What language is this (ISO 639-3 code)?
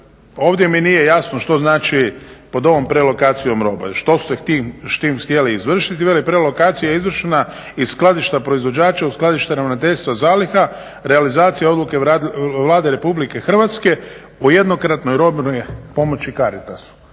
hrv